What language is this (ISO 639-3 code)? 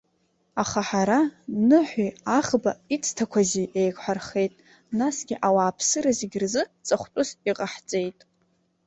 abk